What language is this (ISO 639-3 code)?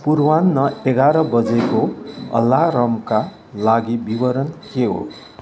nep